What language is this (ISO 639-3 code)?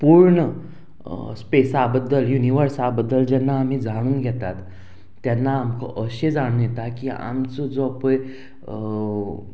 kok